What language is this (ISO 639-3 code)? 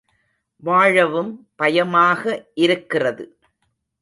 tam